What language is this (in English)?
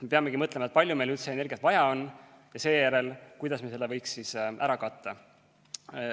Estonian